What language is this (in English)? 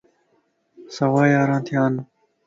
Lasi